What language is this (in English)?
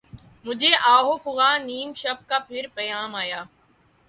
Urdu